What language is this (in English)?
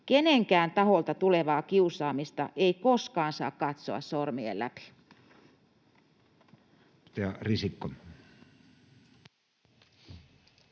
Finnish